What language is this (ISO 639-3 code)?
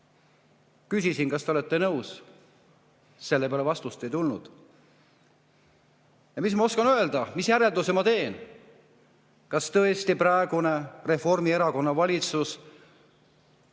est